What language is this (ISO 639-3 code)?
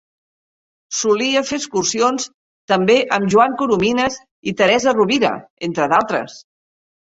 cat